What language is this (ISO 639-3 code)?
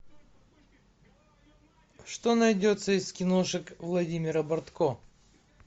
rus